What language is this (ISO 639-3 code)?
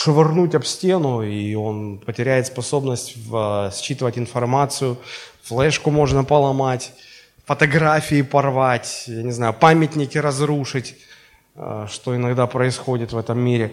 rus